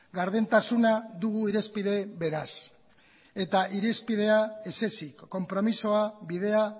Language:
Basque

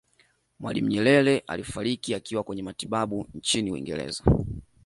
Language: Swahili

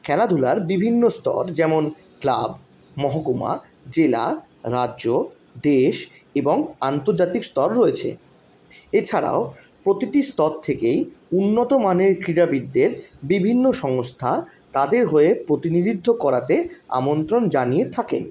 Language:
Bangla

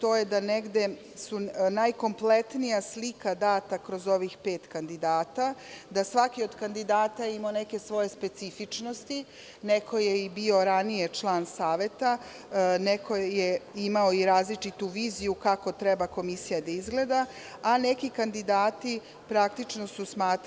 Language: Serbian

